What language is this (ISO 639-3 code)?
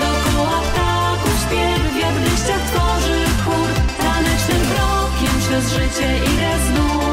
pol